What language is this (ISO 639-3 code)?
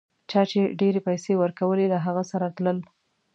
pus